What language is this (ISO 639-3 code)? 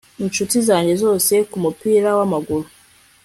kin